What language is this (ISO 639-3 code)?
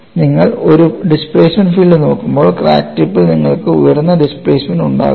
mal